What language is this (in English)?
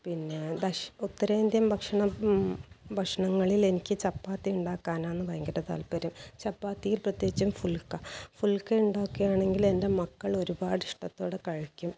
Malayalam